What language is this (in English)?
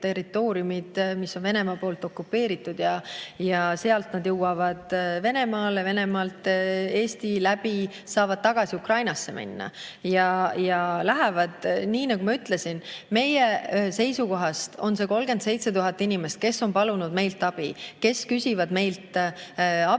Estonian